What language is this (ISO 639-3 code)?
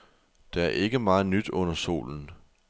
dan